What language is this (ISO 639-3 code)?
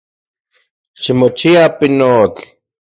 ncx